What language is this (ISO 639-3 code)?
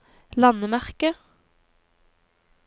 nor